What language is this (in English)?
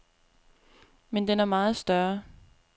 Danish